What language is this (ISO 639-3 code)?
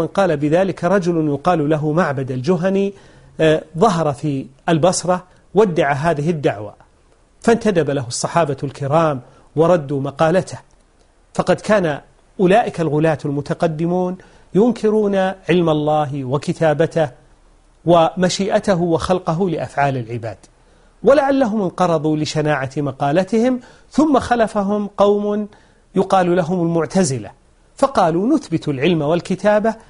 ara